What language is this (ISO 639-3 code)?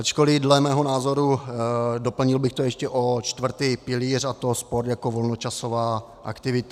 ces